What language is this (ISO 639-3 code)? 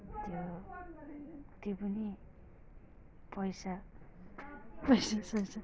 nep